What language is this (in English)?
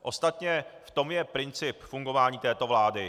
Czech